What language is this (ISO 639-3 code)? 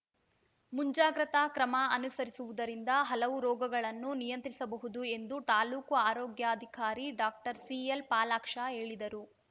kan